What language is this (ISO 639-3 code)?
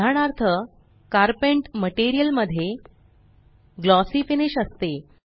mar